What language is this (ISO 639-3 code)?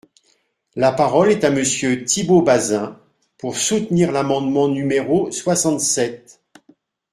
fra